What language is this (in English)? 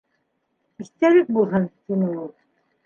Bashkir